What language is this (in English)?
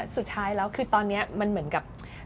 Thai